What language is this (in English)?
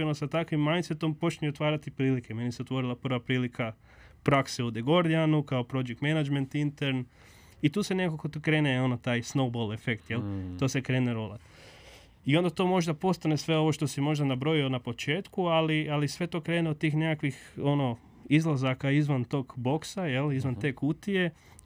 Croatian